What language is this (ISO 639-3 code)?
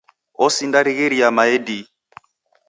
dav